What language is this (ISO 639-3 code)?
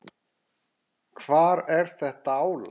isl